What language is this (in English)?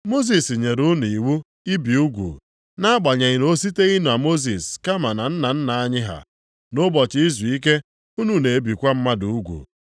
Igbo